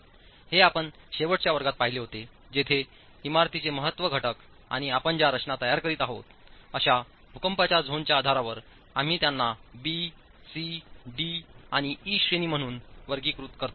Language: Marathi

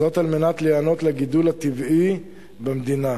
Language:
Hebrew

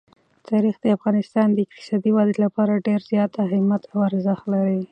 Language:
Pashto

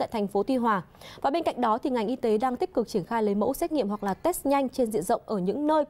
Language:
Vietnamese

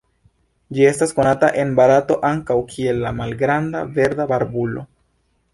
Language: Esperanto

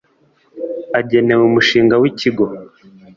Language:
Kinyarwanda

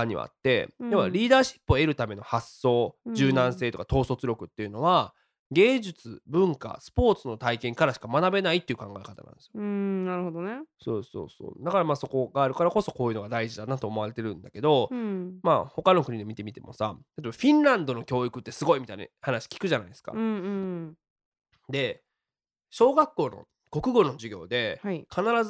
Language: Japanese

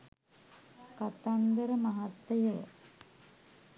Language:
Sinhala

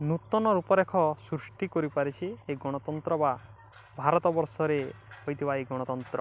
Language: Odia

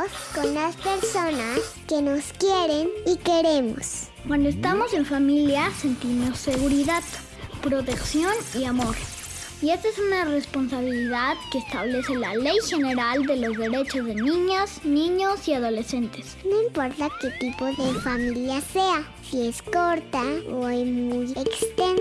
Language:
Spanish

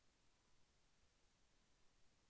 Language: Telugu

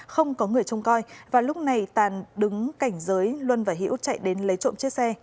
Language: Vietnamese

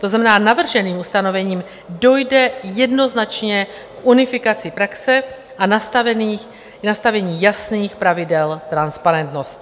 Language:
Czech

